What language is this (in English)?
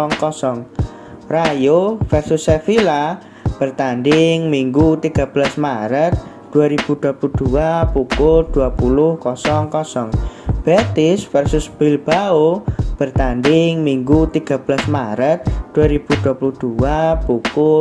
Indonesian